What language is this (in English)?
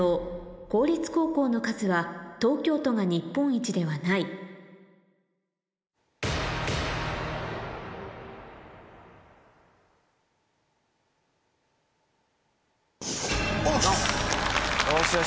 Japanese